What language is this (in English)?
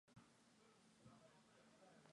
Mongolian